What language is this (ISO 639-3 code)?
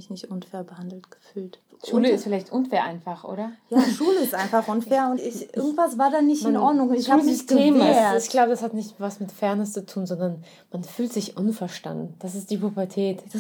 deu